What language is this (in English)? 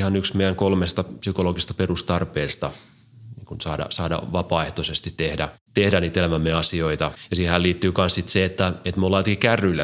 Finnish